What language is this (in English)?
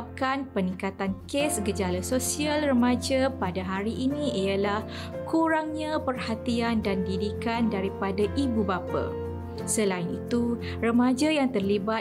Malay